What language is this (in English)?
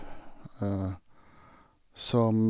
Norwegian